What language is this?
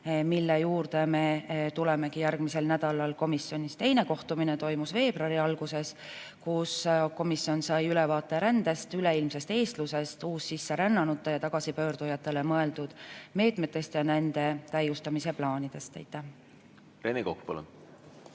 Estonian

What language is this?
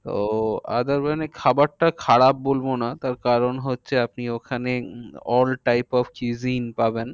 Bangla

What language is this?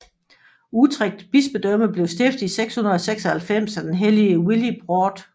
Danish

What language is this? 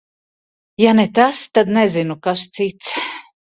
Latvian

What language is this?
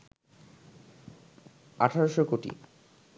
Bangla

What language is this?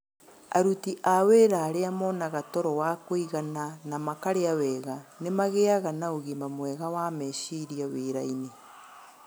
Kikuyu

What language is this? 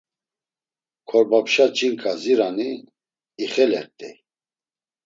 Laz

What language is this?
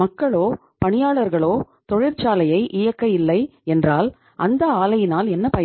Tamil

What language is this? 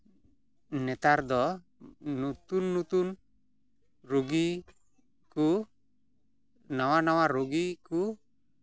Santali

